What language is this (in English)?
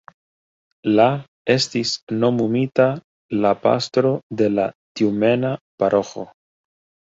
Esperanto